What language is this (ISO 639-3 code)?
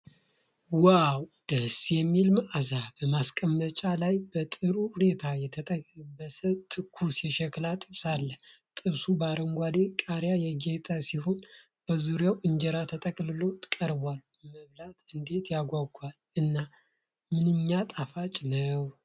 amh